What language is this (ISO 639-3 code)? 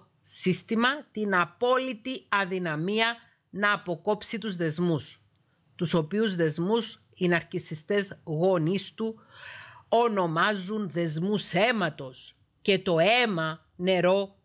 ell